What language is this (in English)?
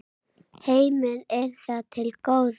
Icelandic